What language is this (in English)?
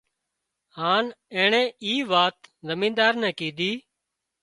Wadiyara Koli